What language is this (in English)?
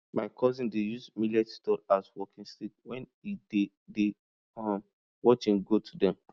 Nigerian Pidgin